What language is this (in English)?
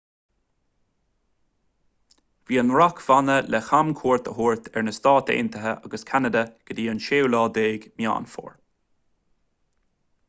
Irish